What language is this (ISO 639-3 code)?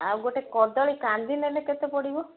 ori